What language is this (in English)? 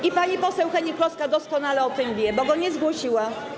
Polish